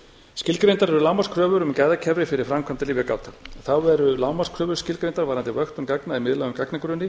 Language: Icelandic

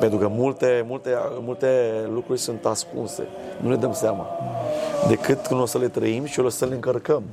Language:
Romanian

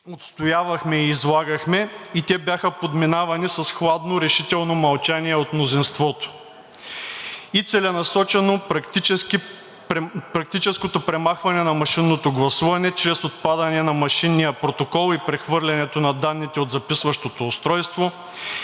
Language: Bulgarian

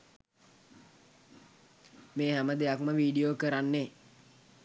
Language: Sinhala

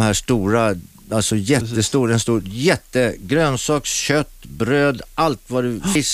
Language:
Swedish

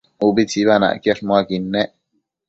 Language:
Matsés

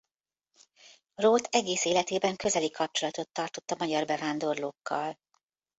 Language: Hungarian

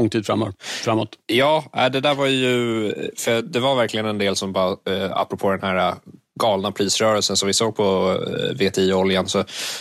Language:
Swedish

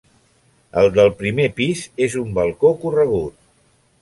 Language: Catalan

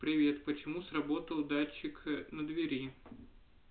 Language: Russian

